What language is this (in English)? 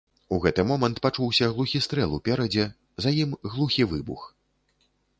Belarusian